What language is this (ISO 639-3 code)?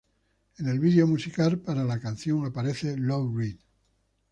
spa